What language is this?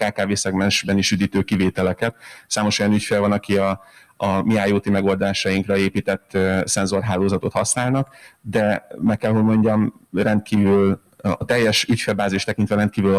Hungarian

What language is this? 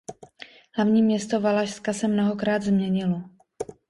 Czech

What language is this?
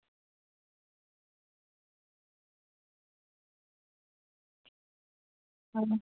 Dogri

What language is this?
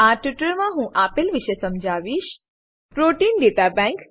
Gujarati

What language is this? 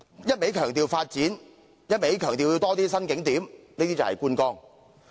Cantonese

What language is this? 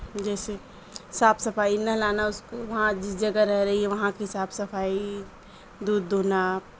Urdu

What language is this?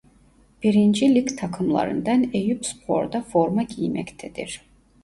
Turkish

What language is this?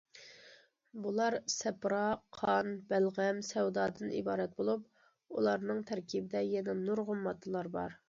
Uyghur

